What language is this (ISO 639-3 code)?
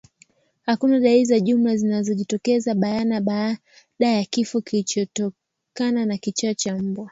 swa